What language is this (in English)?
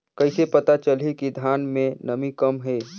Chhattisgarhi